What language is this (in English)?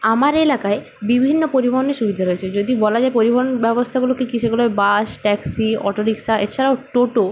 Bangla